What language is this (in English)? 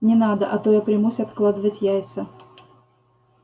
Russian